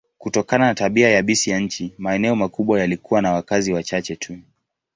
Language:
Swahili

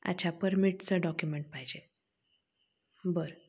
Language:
Marathi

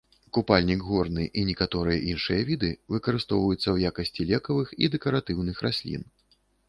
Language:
Belarusian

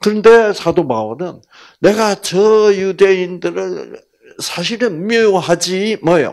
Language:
Korean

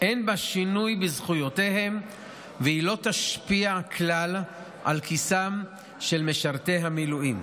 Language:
Hebrew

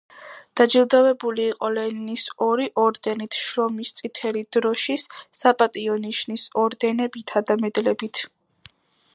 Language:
Georgian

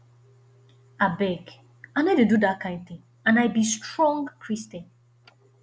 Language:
Nigerian Pidgin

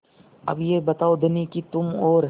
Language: Hindi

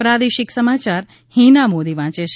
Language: Gujarati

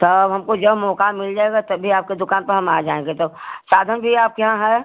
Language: Hindi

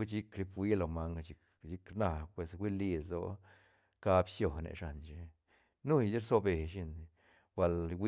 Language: Santa Catarina Albarradas Zapotec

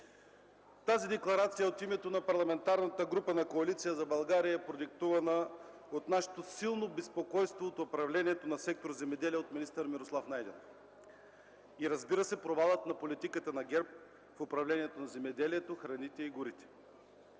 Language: Bulgarian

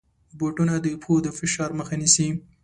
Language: Pashto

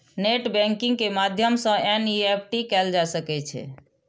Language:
Maithili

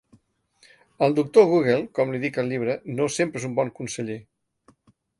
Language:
Catalan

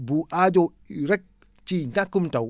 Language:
Wolof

